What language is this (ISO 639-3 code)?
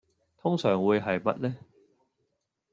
yue